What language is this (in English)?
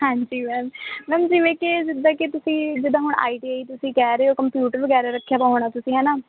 Punjabi